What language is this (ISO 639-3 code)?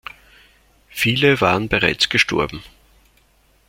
deu